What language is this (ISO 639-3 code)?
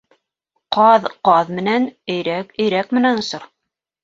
bak